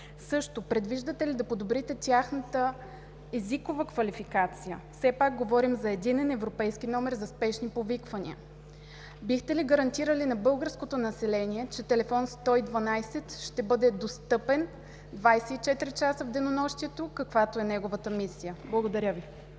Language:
Bulgarian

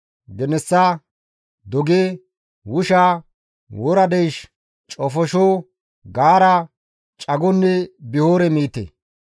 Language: Gamo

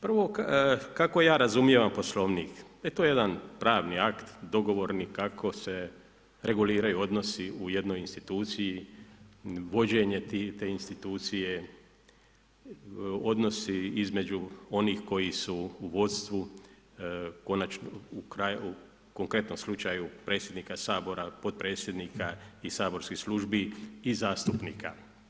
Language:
Croatian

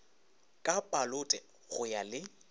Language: Northern Sotho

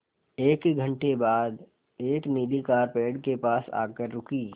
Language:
Hindi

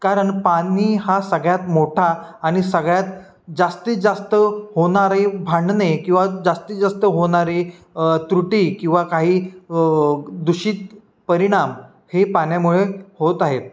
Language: Marathi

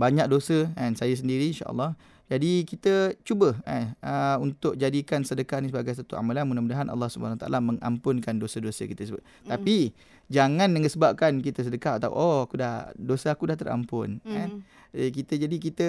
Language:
Malay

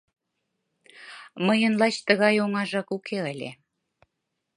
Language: Mari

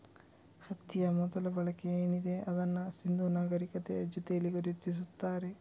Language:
Kannada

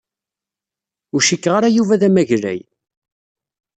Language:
Kabyle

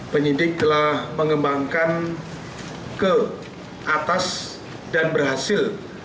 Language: Indonesian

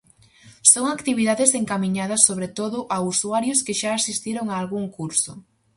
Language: Galician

